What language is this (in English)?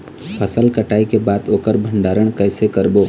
Chhattisgarhi